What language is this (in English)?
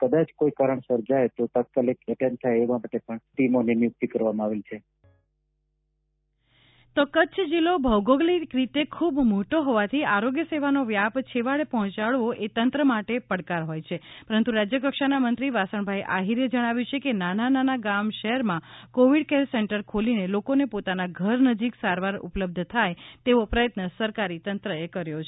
Gujarati